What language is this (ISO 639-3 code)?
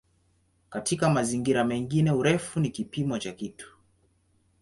swa